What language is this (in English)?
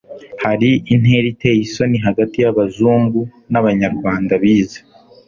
Kinyarwanda